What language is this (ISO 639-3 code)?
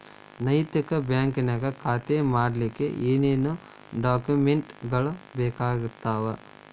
kan